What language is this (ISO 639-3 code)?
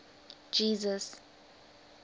eng